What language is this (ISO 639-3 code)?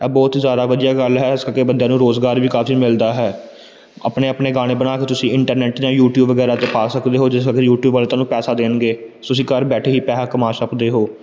pan